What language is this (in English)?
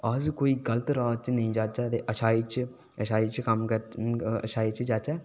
Dogri